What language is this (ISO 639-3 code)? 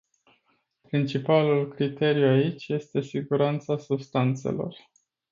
ron